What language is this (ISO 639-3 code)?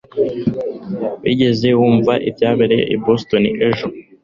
kin